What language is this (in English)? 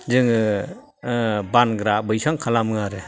Bodo